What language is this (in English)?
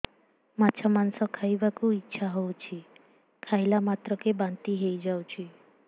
Odia